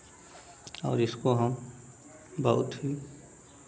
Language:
Hindi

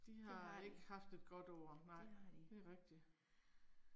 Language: Danish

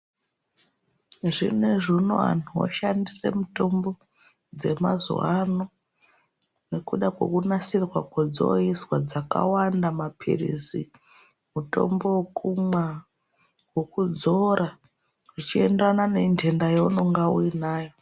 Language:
Ndau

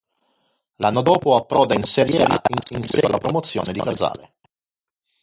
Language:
Italian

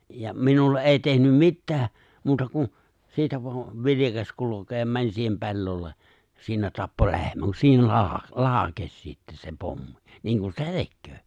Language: Finnish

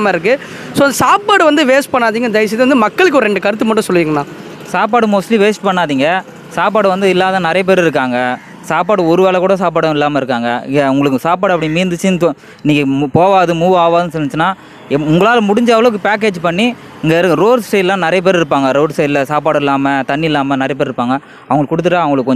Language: Romanian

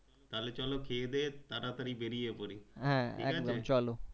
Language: Bangla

